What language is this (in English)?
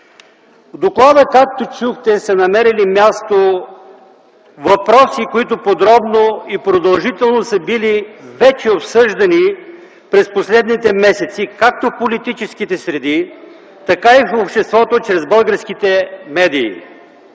Bulgarian